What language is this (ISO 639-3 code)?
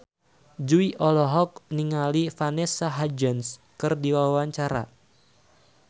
sun